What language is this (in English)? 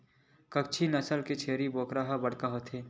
Chhattisgarhi